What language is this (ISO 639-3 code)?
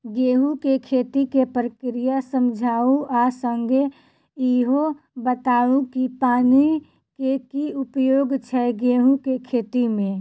mai